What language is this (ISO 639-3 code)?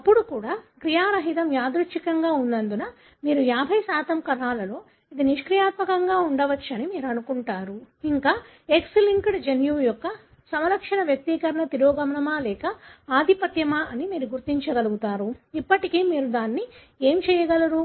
tel